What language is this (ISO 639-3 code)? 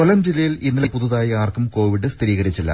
mal